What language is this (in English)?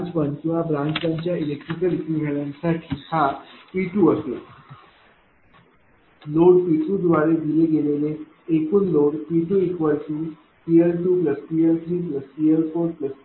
Marathi